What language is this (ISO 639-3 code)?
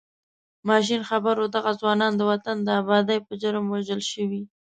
pus